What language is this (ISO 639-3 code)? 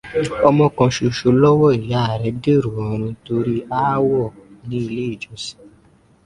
yor